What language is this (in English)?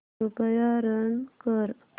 Marathi